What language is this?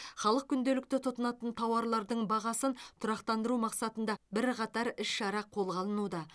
Kazakh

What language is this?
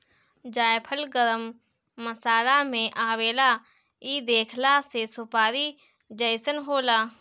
Bhojpuri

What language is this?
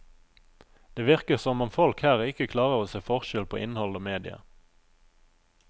Norwegian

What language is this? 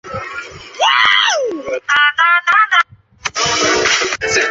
Chinese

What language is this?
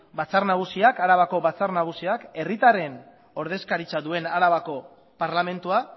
Basque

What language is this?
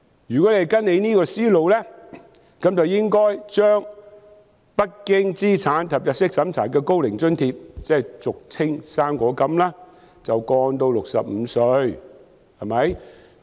Cantonese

